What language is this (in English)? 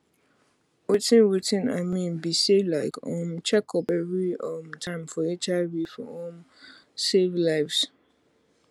Nigerian Pidgin